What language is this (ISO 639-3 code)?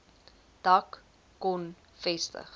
afr